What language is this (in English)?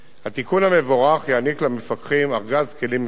Hebrew